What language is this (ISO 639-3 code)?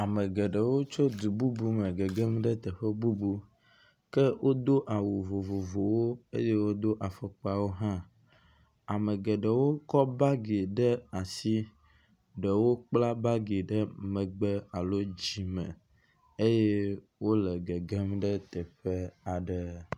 ewe